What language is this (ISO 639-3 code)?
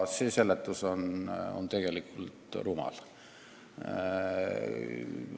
est